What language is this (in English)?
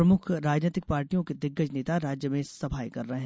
Hindi